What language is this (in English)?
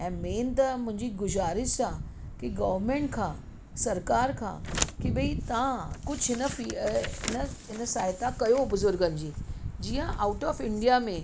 Sindhi